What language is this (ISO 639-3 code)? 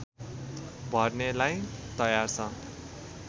nep